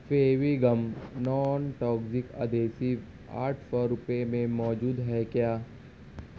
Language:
Urdu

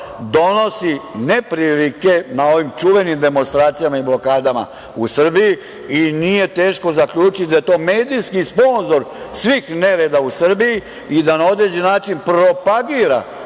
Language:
Serbian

